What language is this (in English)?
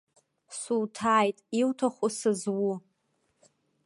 Abkhazian